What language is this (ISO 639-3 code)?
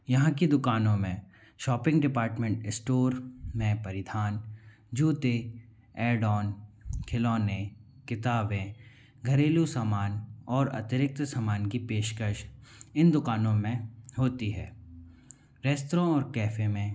hin